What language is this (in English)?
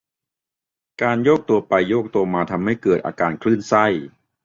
Thai